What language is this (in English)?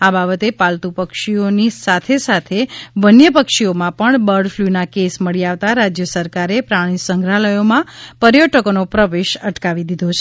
Gujarati